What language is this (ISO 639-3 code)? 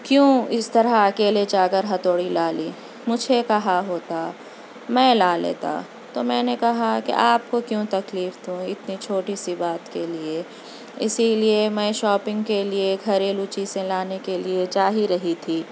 urd